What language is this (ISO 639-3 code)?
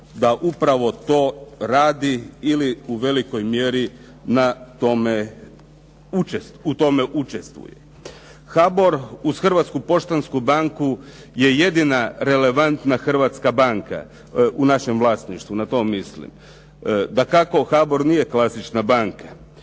hrv